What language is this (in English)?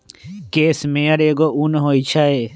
Magahi